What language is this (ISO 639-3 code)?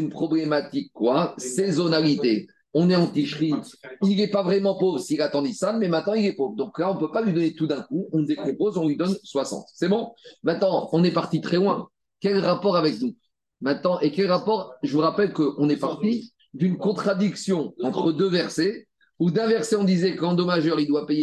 fra